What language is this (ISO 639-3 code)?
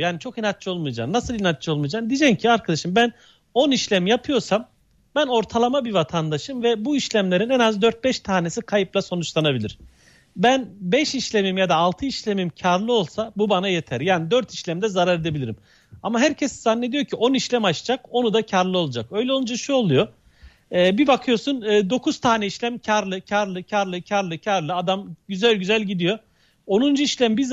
tur